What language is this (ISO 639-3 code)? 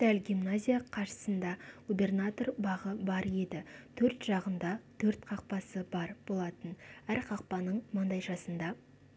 kaz